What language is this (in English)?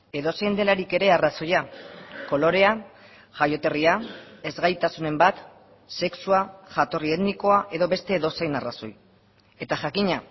Basque